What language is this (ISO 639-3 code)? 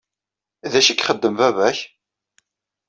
kab